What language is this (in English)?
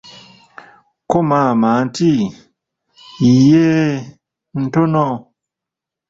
Ganda